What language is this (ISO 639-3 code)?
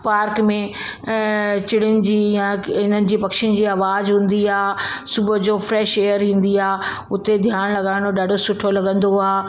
snd